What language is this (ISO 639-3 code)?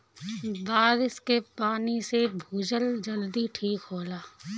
bho